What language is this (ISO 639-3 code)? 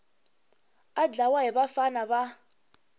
tso